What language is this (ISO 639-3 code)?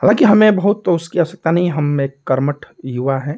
hin